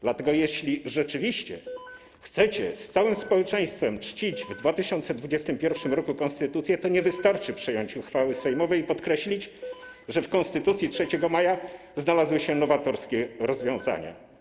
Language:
Polish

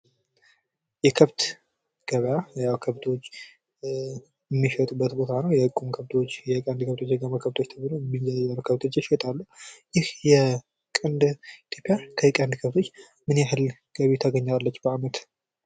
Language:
Amharic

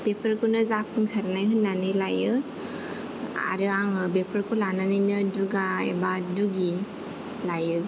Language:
Bodo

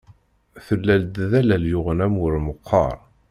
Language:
Kabyle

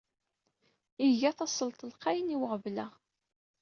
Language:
Kabyle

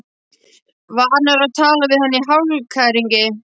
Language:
Icelandic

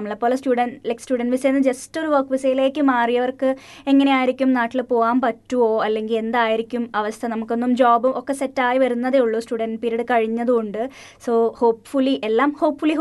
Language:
Malayalam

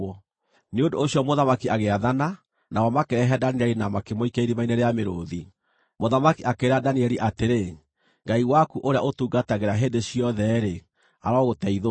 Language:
Kikuyu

